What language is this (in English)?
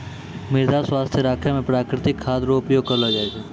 Maithili